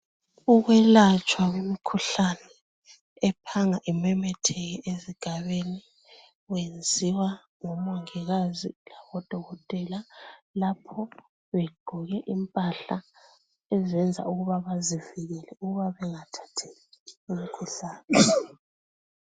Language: North Ndebele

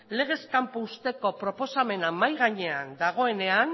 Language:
Basque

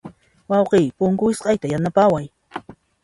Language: Puno Quechua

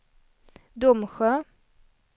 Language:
Swedish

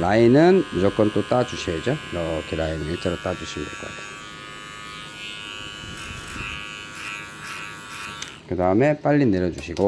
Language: Korean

